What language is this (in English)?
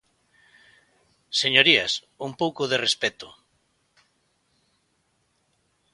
Galician